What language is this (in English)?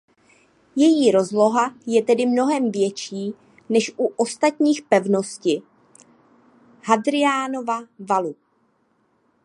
Czech